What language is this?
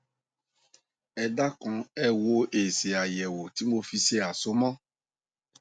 Yoruba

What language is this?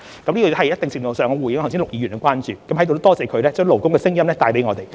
Cantonese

